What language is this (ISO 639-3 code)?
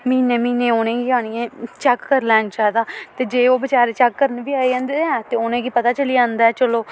doi